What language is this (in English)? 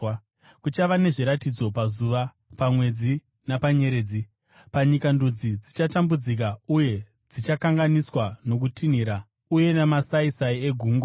Shona